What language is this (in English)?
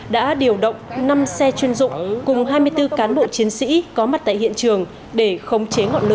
Vietnamese